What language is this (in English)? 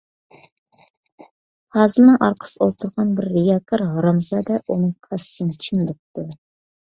Uyghur